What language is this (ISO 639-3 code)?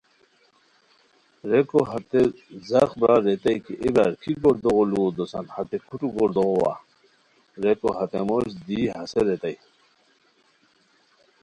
khw